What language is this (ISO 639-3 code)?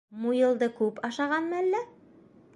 bak